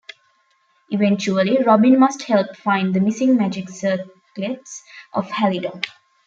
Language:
English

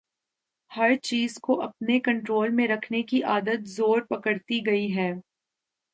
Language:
Urdu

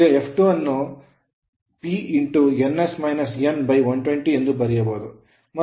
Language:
Kannada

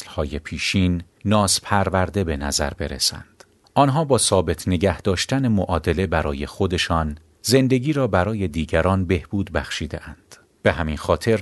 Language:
Persian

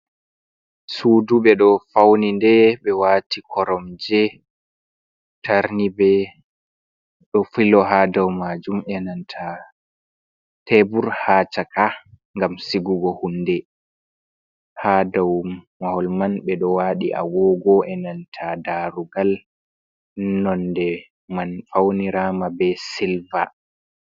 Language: Fula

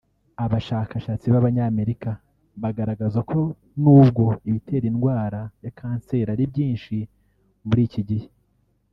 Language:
Kinyarwanda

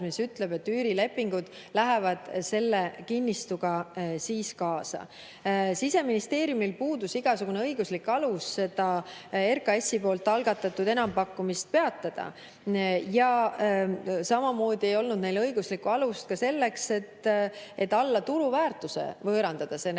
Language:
Estonian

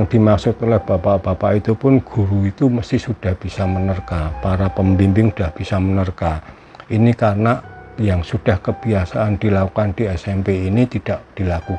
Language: Indonesian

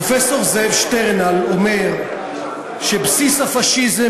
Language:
Hebrew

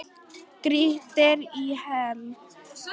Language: Icelandic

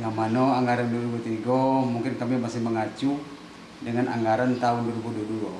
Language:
Indonesian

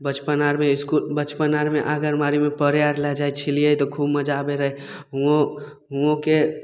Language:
Maithili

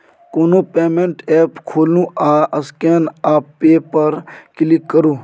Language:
Maithili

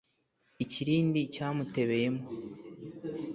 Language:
Kinyarwanda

